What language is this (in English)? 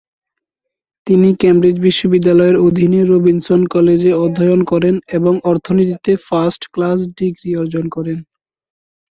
Bangla